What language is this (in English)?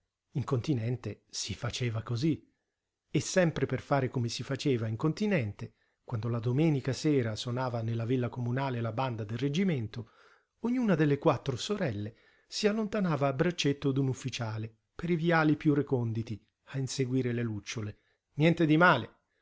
Italian